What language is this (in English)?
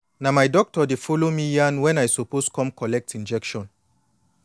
Nigerian Pidgin